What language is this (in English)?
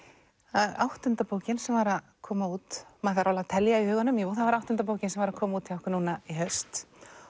Icelandic